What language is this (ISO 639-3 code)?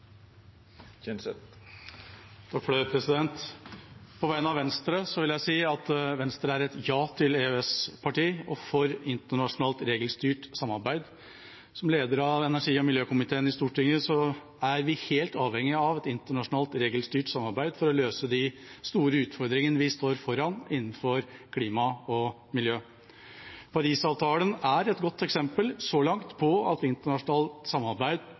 nob